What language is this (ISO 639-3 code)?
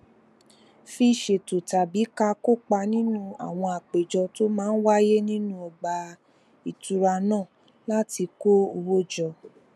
yor